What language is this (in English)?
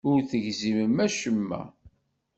Kabyle